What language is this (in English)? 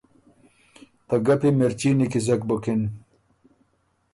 Ormuri